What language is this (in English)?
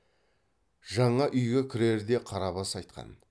Kazakh